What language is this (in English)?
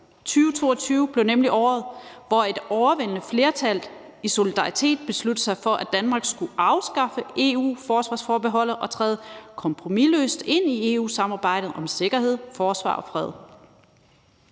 Danish